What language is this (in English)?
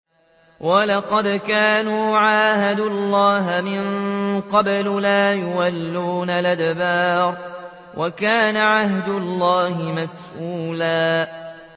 Arabic